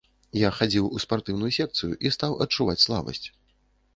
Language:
Belarusian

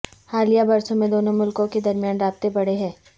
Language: Urdu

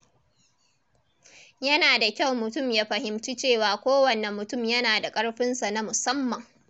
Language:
Hausa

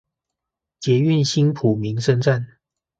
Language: Chinese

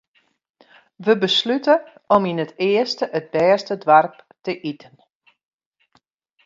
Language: Western Frisian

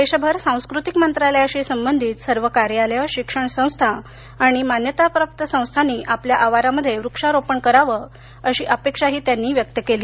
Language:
Marathi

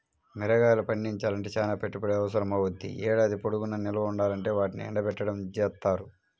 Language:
Telugu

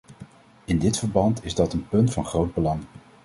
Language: Dutch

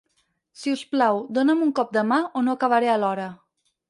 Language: Catalan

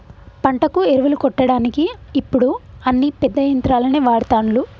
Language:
Telugu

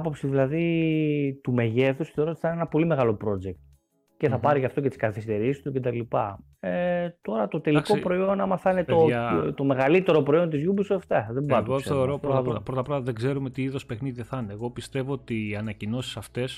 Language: Greek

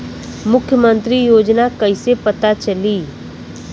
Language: Bhojpuri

